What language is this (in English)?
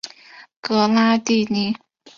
Chinese